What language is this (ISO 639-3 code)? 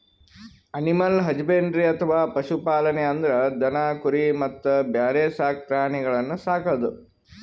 kan